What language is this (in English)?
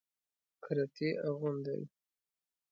Pashto